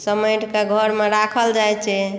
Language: Maithili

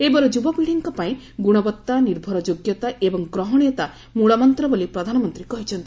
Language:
Odia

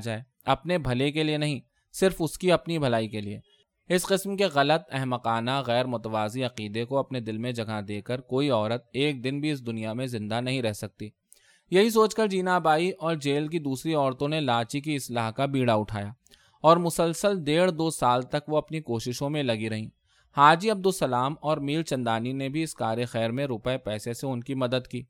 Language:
Urdu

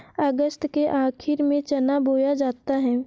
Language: Hindi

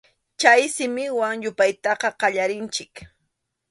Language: Arequipa-La Unión Quechua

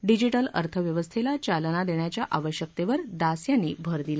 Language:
Marathi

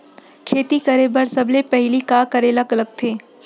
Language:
Chhattisgarhi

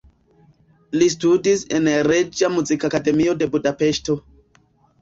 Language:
Esperanto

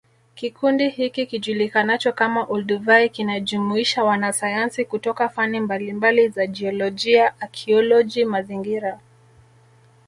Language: Swahili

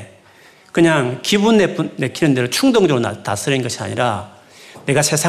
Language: Korean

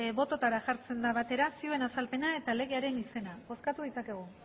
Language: Basque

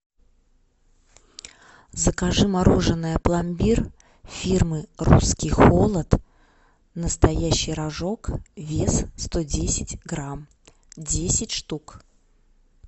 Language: Russian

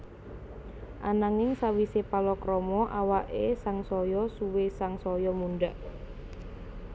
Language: Javanese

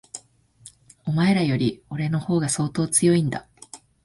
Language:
Japanese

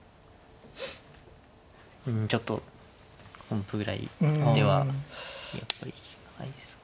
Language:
Japanese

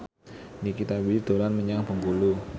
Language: Javanese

